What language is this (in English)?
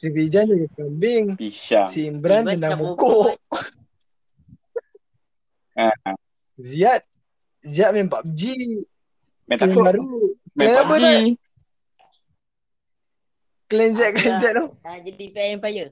Malay